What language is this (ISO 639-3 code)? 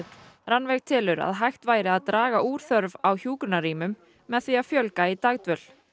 isl